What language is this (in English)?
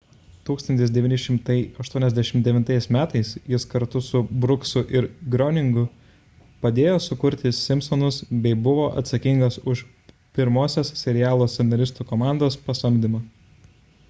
Lithuanian